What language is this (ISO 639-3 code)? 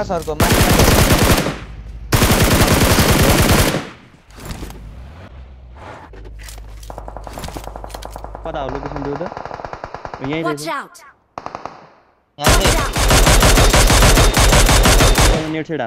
tur